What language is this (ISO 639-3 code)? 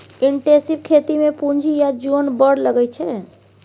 mai